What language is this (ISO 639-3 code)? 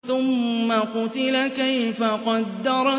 ara